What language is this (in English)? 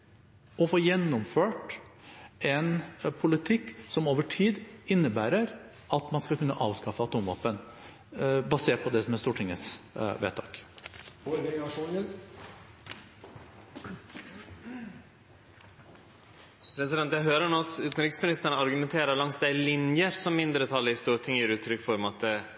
Norwegian